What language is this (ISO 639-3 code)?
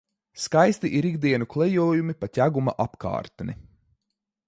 lav